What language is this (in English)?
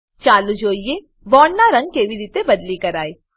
Gujarati